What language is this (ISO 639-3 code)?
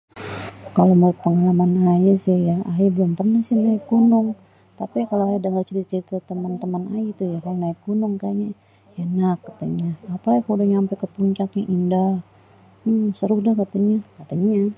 bew